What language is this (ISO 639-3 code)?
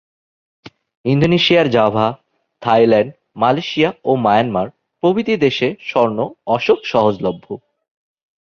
ben